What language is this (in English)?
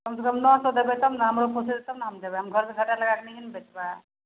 Maithili